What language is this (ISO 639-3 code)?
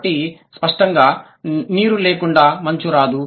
tel